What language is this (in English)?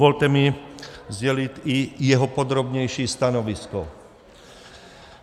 Czech